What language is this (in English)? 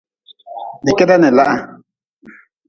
Nawdm